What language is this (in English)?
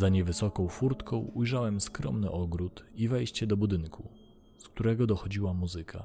Polish